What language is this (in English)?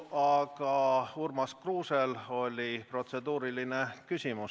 Estonian